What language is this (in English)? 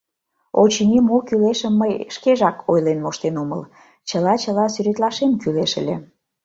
Mari